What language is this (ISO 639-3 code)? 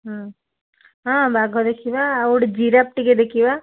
ori